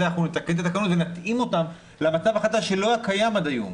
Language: Hebrew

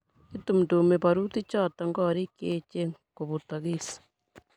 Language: Kalenjin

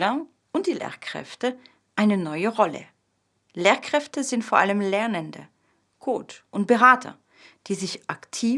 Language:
German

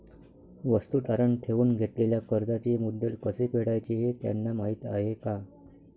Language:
Marathi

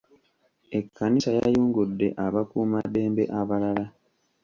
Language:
Ganda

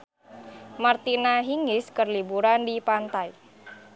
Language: Sundanese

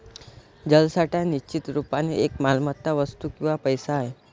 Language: Marathi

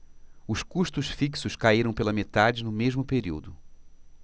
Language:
Portuguese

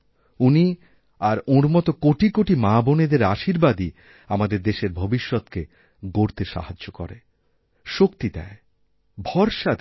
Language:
Bangla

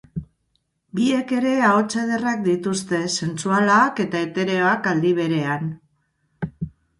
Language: Basque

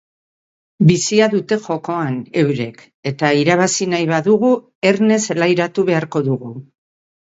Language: Basque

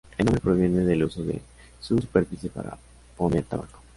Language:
Spanish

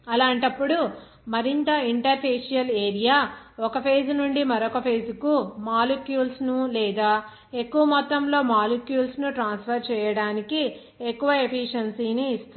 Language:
Telugu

